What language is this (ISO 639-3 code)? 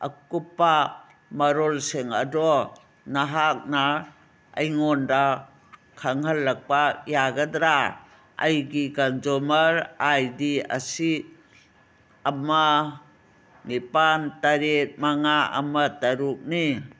mni